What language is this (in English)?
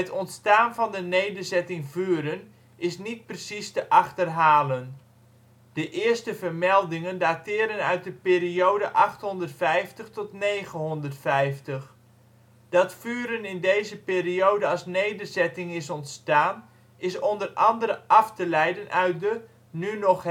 Dutch